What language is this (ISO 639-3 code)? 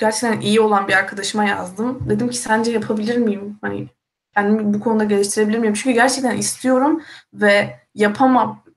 tur